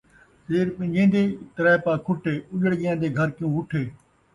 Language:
Saraiki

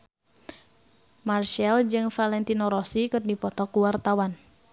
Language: Sundanese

